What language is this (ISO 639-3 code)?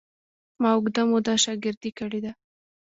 pus